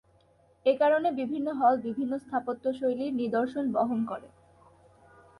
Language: Bangla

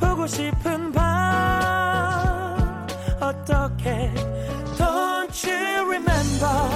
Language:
Korean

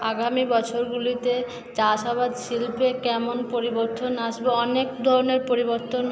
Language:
Bangla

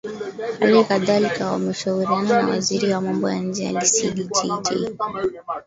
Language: Swahili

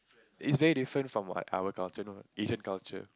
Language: English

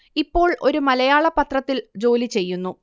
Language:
Malayalam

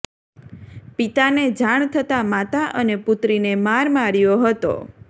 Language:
Gujarati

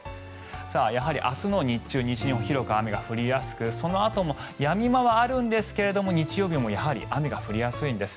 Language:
Japanese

